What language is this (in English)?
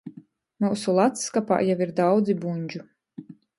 Latgalian